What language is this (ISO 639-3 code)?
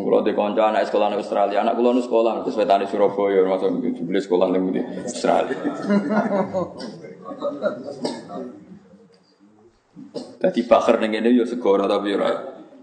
ind